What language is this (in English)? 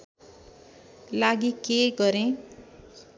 Nepali